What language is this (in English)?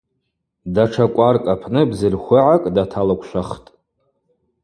Abaza